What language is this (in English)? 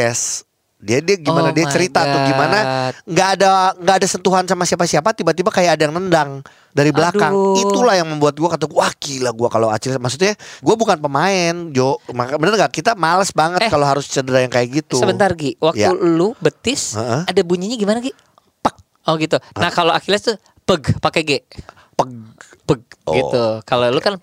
Indonesian